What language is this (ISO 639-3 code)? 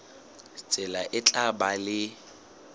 sot